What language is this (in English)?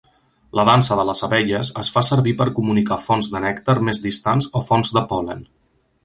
Catalan